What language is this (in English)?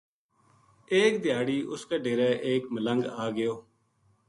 Gujari